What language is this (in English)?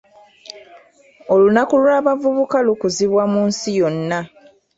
Ganda